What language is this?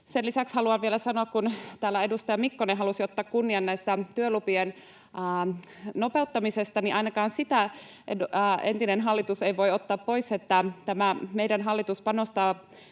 Finnish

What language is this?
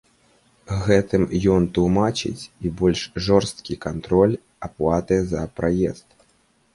Belarusian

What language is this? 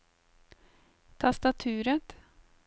Norwegian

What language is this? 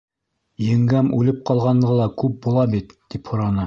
Bashkir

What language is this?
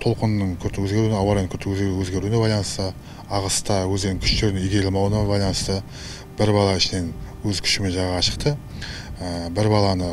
Russian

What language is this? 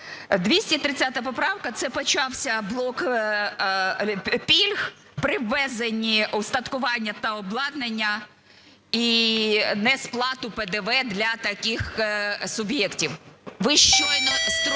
Ukrainian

